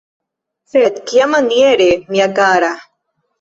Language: Esperanto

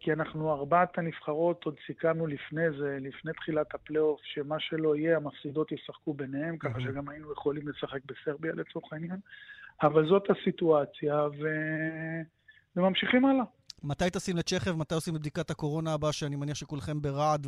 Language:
Hebrew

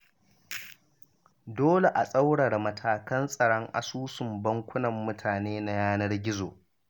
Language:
Hausa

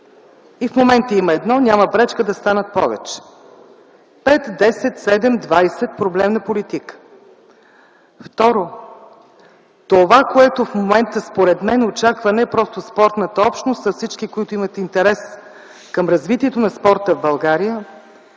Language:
Bulgarian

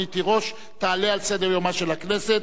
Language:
Hebrew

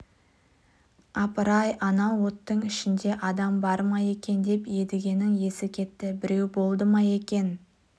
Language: Kazakh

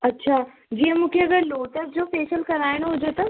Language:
Sindhi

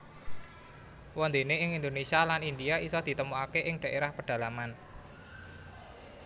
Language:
Javanese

